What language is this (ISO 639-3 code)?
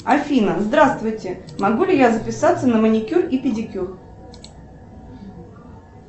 rus